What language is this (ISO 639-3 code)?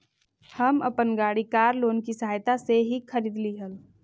mag